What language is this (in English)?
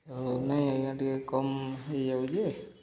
Odia